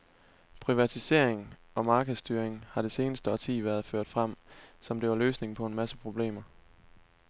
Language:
Danish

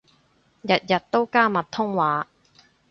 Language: Cantonese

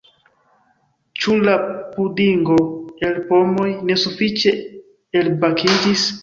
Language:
Esperanto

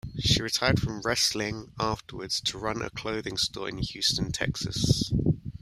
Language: English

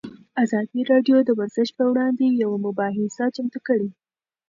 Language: Pashto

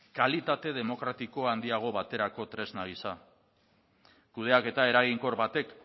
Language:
Basque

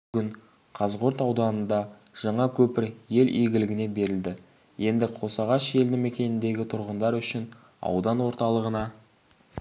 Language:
Kazakh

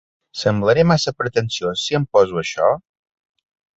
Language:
Catalan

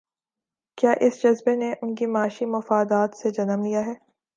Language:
Urdu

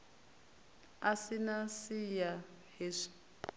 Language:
Venda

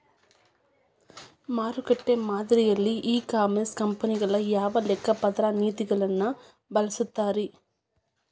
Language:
Kannada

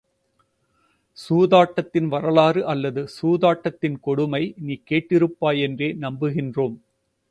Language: Tamil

